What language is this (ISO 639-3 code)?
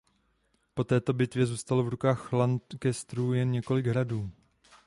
ces